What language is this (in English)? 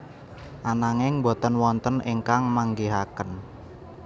Javanese